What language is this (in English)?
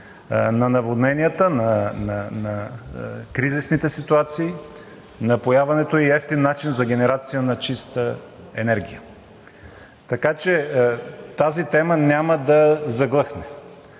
Bulgarian